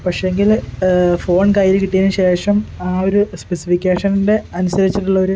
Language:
Malayalam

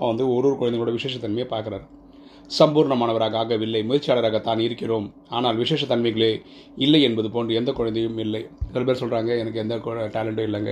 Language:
Tamil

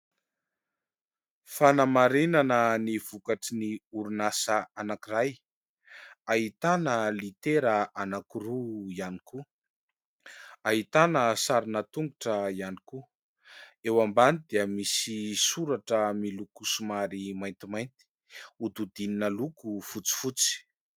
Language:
Malagasy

